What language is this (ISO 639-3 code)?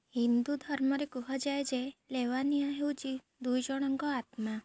ori